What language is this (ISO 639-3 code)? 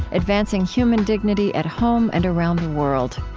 eng